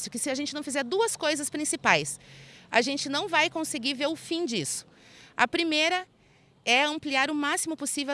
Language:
Portuguese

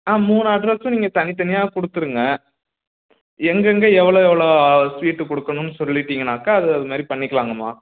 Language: Tamil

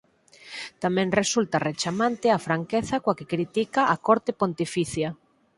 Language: Galician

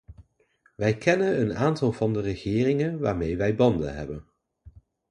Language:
Dutch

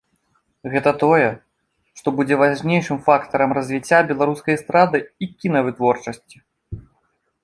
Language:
Belarusian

